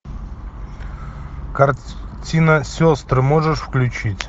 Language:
Russian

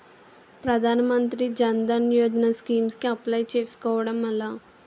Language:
Telugu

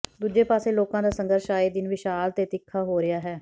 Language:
Punjabi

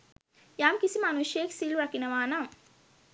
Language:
Sinhala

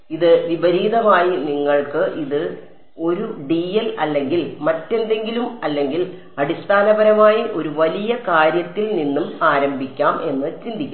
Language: Malayalam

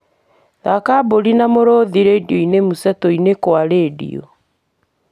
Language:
Kikuyu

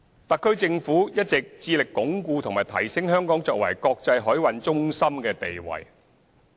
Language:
Cantonese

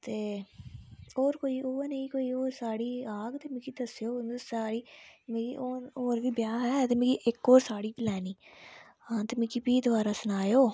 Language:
Dogri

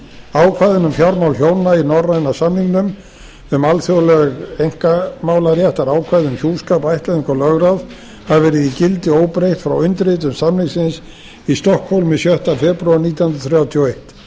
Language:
Icelandic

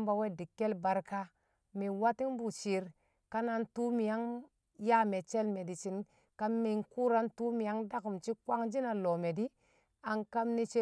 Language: Kamo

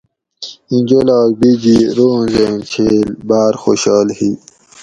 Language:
Gawri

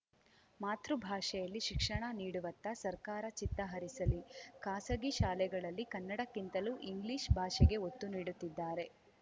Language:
Kannada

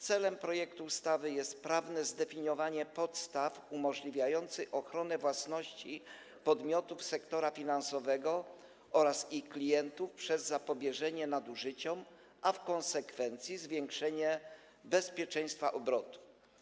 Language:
Polish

